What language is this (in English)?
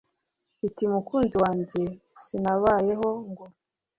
Kinyarwanda